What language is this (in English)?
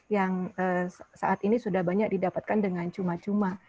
Indonesian